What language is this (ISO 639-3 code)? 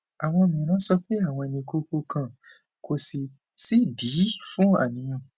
yor